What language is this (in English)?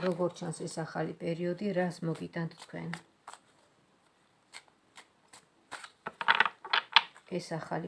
Romanian